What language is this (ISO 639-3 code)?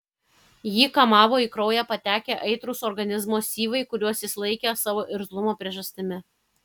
lit